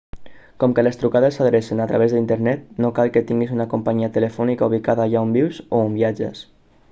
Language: Catalan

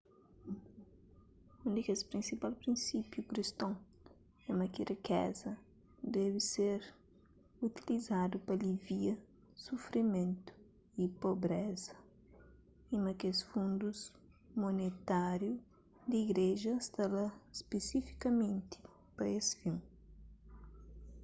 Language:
Kabuverdianu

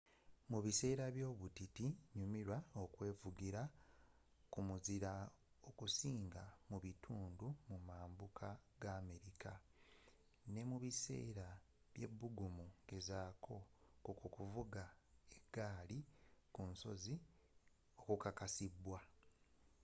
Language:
Ganda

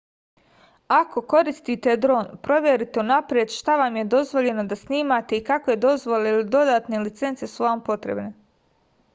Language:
Serbian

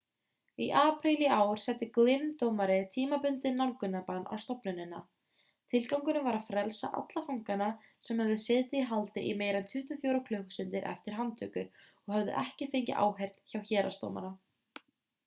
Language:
Icelandic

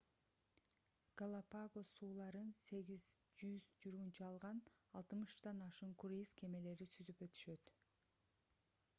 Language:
Kyrgyz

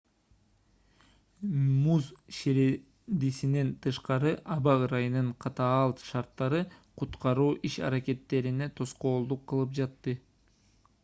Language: Kyrgyz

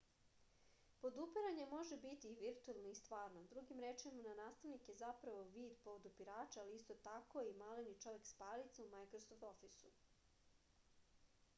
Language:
Serbian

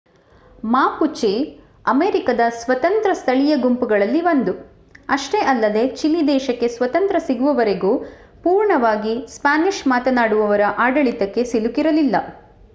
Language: Kannada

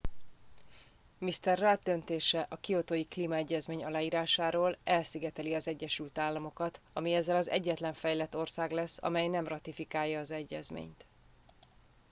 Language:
Hungarian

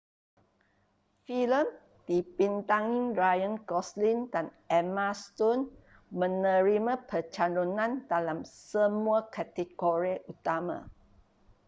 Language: Malay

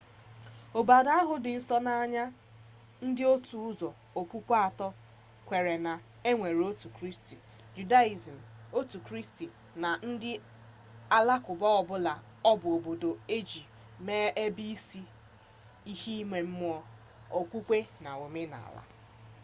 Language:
Igbo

